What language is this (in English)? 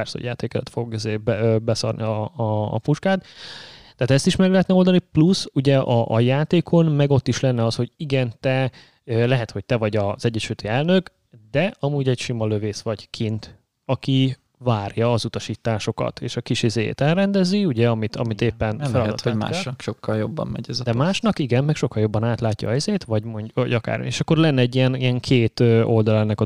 Hungarian